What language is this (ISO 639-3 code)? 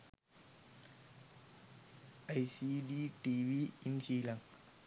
sin